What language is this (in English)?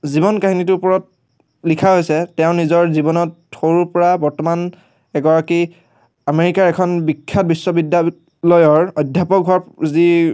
Assamese